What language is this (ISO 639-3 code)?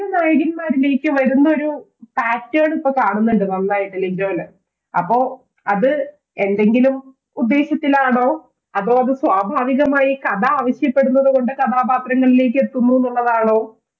mal